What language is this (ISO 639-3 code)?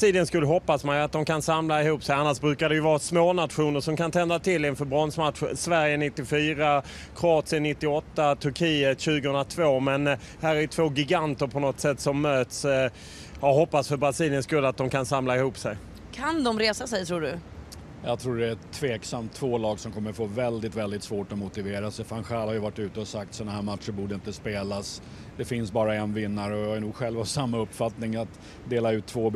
swe